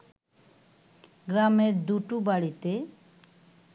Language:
Bangla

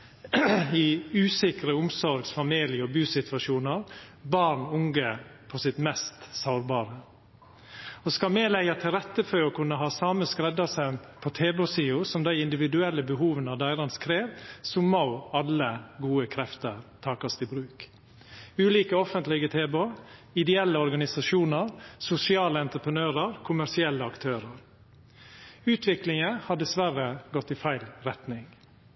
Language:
Norwegian Nynorsk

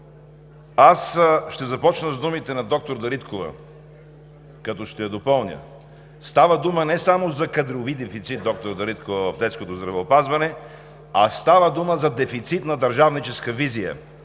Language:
Bulgarian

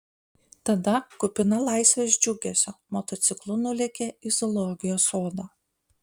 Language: Lithuanian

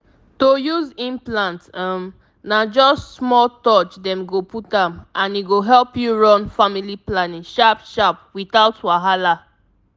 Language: Nigerian Pidgin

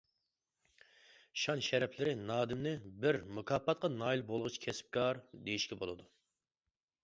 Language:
Uyghur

